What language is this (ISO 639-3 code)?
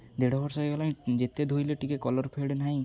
ori